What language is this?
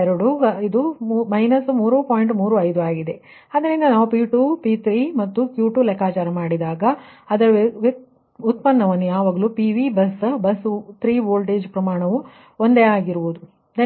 Kannada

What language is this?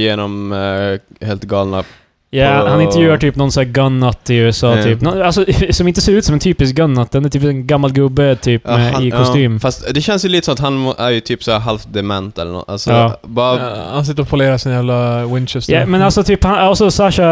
Swedish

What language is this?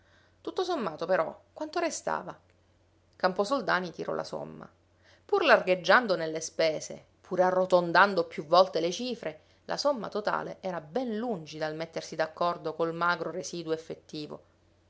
Italian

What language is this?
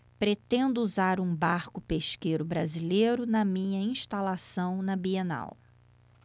Portuguese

